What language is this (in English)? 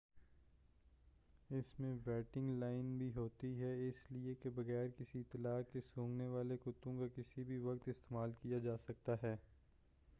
Urdu